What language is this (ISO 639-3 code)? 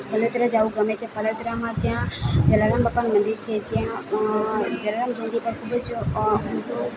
guj